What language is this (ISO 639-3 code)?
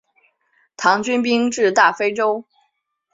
zho